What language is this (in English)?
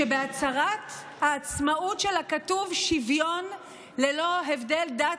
Hebrew